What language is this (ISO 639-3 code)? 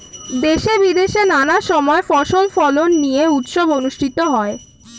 ben